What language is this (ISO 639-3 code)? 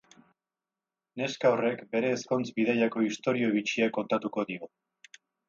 eus